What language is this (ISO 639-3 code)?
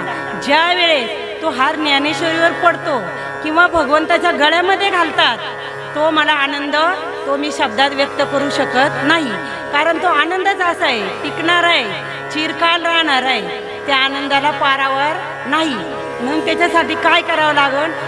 mar